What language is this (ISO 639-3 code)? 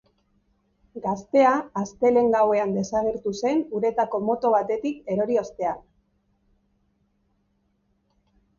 eus